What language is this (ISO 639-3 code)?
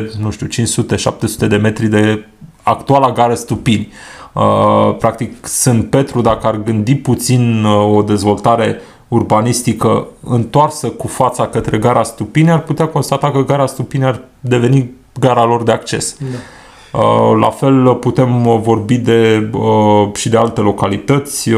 ron